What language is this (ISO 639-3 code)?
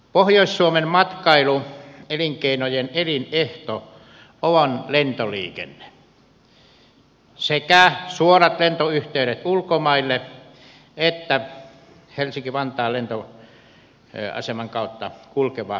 fin